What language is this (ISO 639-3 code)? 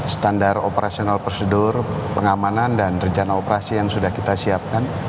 ind